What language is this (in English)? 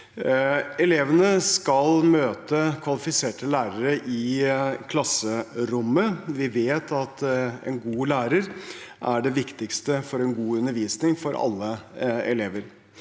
Norwegian